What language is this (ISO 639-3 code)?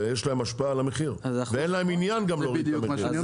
heb